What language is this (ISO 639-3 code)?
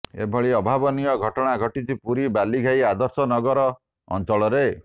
ori